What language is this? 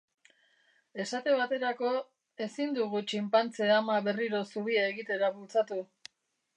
Basque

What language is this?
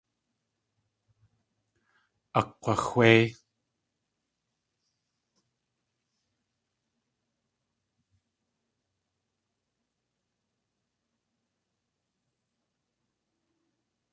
Tlingit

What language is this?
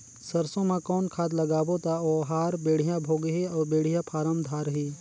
Chhattisgarhi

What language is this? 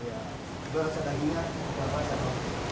Indonesian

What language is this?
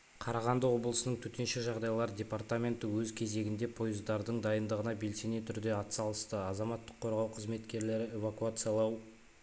Kazakh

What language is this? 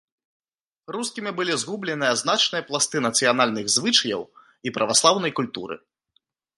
Belarusian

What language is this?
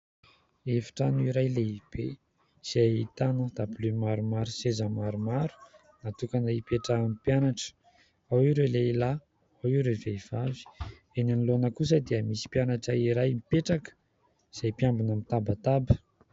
Malagasy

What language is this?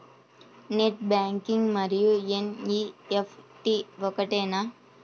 Telugu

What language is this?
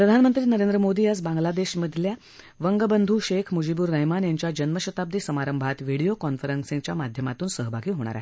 Marathi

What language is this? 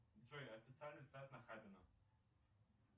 Russian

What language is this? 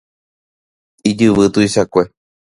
Guarani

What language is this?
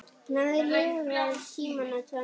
Icelandic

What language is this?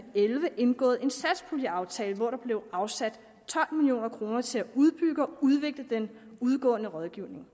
Danish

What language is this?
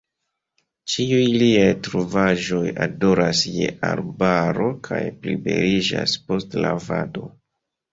Esperanto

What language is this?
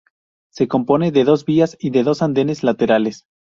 Spanish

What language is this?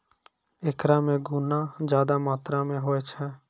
Maithili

